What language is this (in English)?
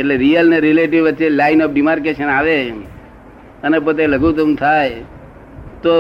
Gujarati